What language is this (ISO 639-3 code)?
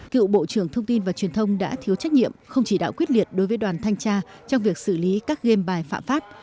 vie